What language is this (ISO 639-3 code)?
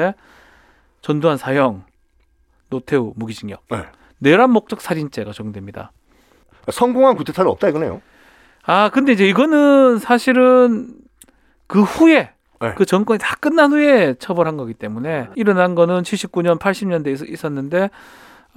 kor